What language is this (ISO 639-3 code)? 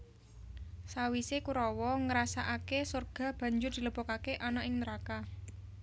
jav